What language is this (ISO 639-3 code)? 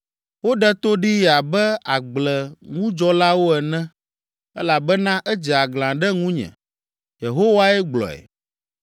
ewe